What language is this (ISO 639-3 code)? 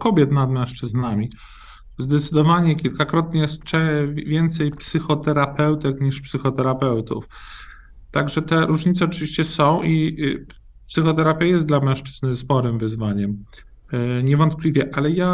pol